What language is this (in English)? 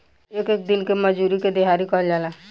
Bhojpuri